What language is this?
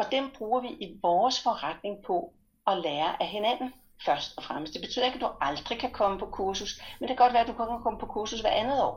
Danish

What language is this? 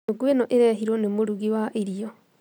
Kikuyu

